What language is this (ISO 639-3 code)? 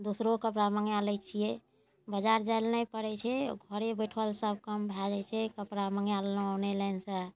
mai